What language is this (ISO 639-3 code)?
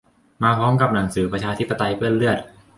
tha